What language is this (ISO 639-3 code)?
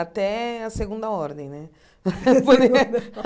por